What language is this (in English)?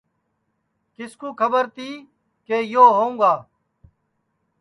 Sansi